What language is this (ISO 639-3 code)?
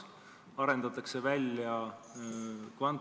est